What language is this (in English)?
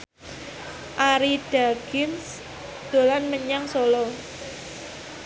Javanese